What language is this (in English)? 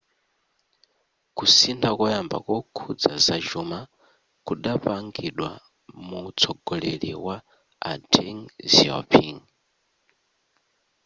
Nyanja